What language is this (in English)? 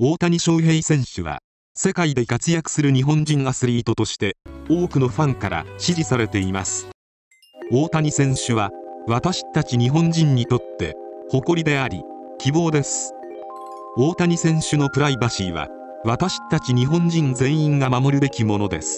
Japanese